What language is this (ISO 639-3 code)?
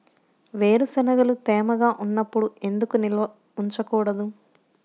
tel